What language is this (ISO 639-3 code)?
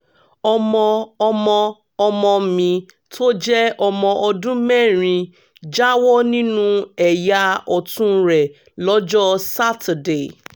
yor